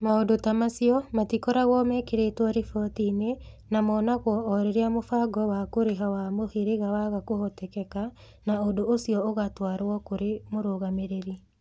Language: Kikuyu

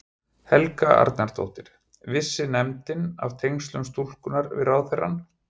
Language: Icelandic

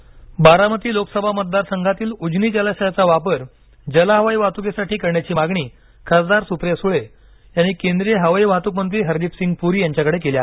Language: Marathi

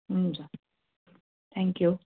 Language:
Nepali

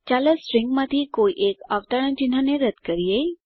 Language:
Gujarati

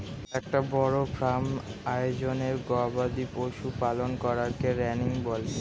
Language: Bangla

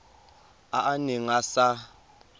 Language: Tswana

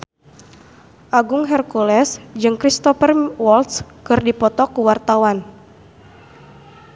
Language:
Sundanese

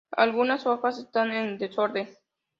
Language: Spanish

